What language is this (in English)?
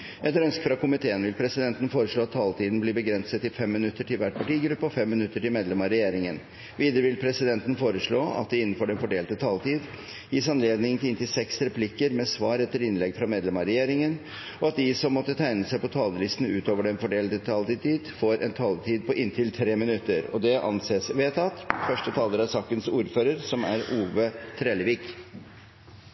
Norwegian